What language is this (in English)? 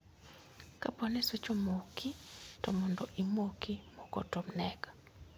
Luo (Kenya and Tanzania)